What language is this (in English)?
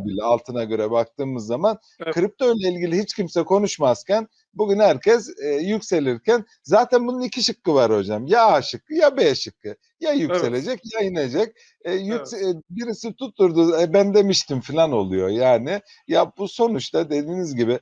Turkish